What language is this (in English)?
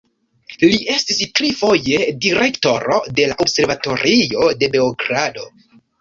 Esperanto